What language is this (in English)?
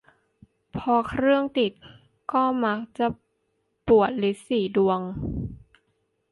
Thai